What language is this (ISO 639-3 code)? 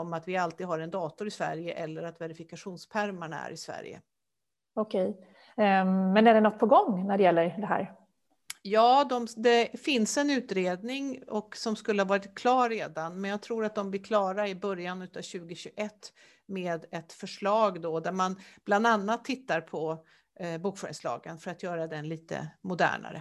swe